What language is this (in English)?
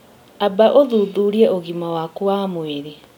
Kikuyu